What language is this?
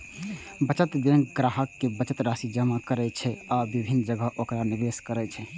Maithili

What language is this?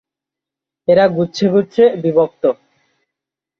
Bangla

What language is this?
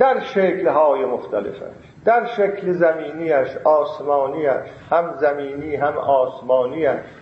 Persian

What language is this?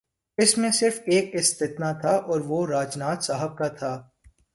Urdu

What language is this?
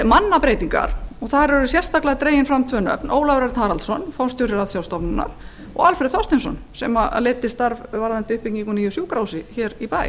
Icelandic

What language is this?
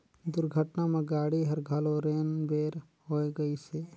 Chhattisgarhi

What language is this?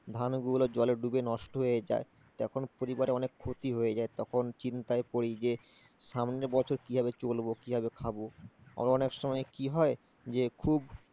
Bangla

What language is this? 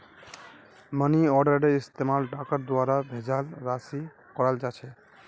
Magahi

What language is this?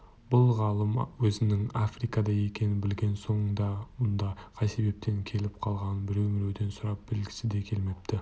Kazakh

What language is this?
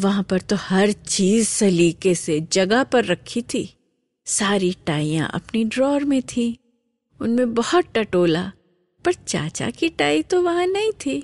Hindi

